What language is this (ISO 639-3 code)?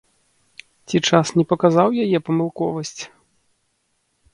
bel